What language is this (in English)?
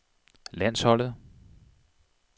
Danish